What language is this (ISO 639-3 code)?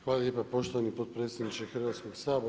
hrv